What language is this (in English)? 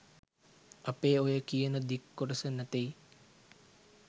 Sinhala